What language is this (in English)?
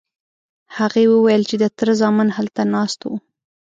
Pashto